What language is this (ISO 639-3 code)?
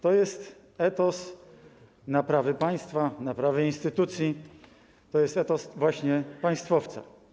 pol